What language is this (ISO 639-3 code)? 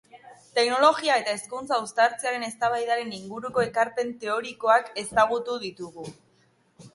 eus